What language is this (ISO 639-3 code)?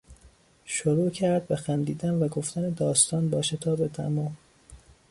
fas